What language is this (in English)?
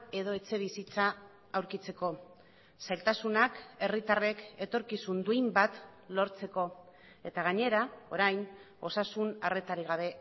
Basque